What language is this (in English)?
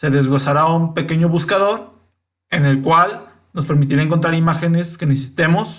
Spanish